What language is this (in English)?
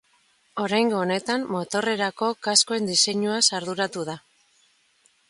Basque